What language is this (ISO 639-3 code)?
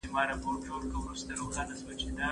pus